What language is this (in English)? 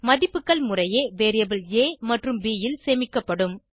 Tamil